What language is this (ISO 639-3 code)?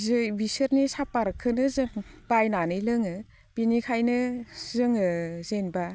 brx